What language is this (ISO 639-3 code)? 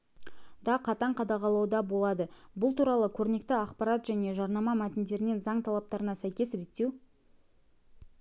kaz